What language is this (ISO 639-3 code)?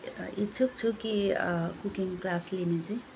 nep